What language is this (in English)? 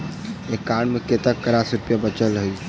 Maithili